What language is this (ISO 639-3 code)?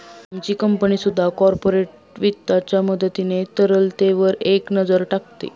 mar